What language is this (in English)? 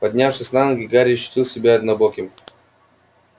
Russian